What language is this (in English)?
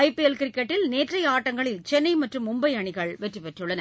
Tamil